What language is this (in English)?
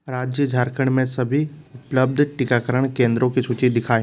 Hindi